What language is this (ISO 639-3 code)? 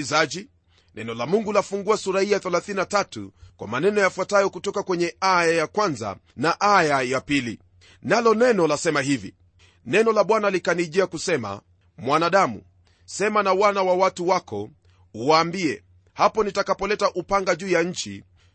swa